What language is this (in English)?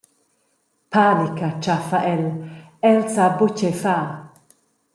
Romansh